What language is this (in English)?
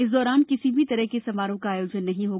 Hindi